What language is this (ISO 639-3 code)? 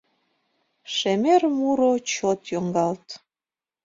chm